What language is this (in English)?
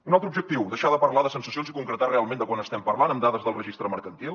Catalan